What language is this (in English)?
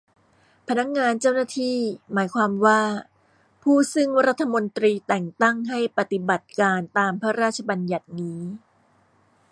Thai